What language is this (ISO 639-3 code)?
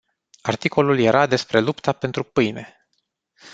ron